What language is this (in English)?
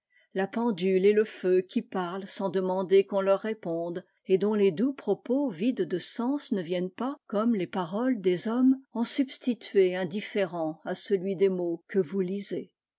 French